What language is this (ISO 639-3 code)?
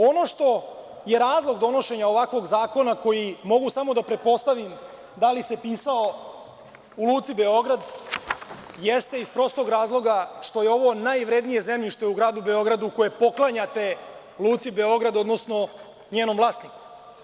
srp